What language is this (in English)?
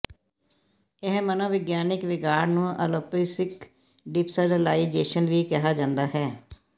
Punjabi